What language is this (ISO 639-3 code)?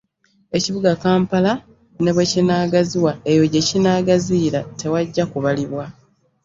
lug